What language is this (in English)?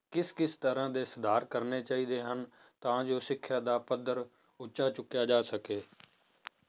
Punjabi